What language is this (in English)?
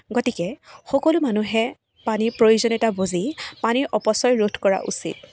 Assamese